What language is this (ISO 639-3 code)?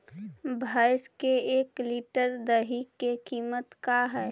mag